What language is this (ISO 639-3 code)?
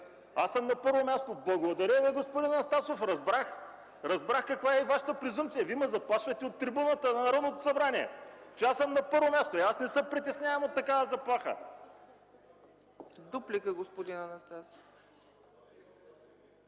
bul